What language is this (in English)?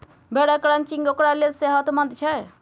Maithili